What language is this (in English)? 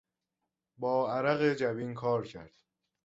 Persian